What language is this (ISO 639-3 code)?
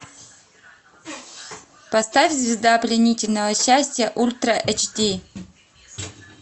rus